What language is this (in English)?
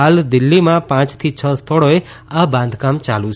Gujarati